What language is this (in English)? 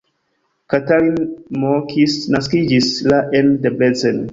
Esperanto